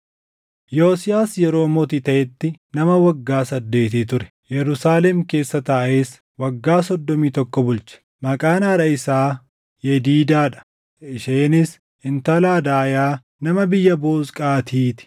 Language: Oromo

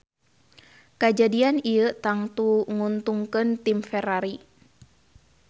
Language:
Sundanese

